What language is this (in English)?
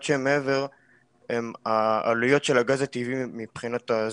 Hebrew